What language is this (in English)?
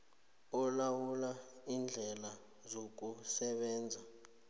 South Ndebele